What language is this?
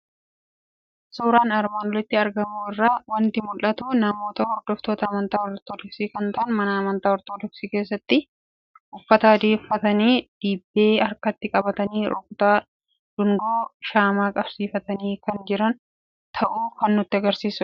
Oromo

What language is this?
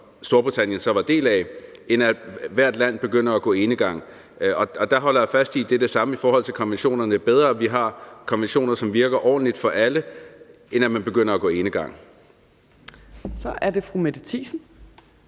Danish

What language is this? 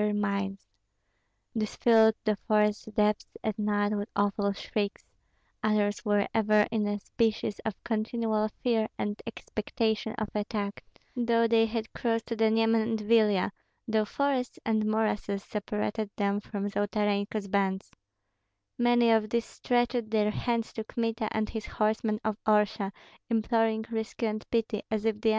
English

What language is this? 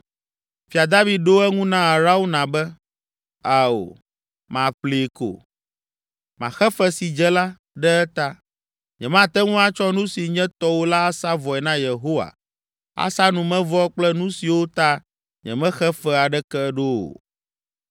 Ewe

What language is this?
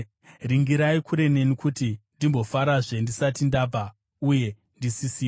Shona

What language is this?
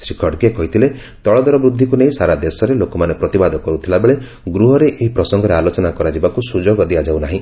Odia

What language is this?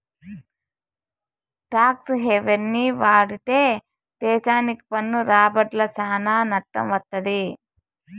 Telugu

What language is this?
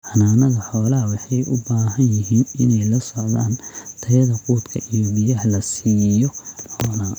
Somali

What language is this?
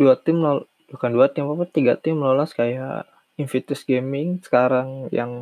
Indonesian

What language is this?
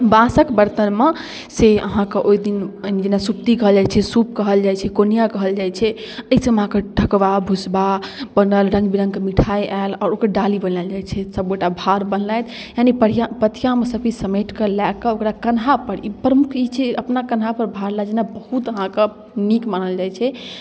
Maithili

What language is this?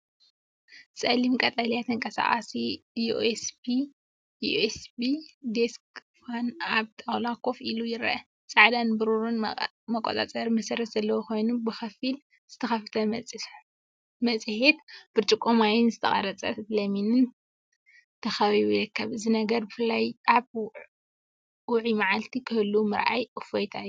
Tigrinya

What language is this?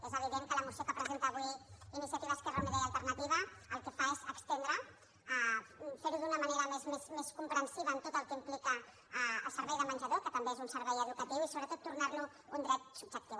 Catalan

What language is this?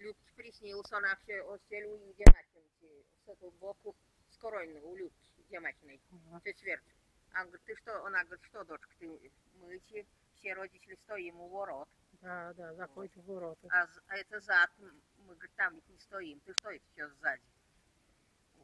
Russian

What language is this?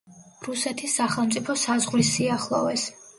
Georgian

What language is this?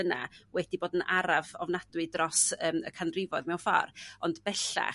Welsh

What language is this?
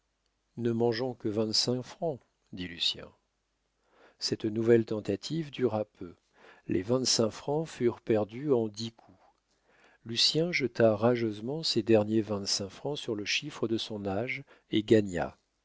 French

